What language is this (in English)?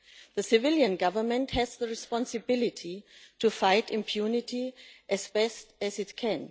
English